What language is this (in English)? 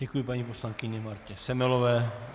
Czech